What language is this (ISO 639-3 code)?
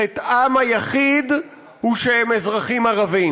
heb